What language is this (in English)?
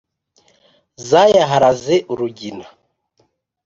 Kinyarwanda